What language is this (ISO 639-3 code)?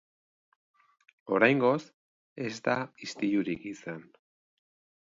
eus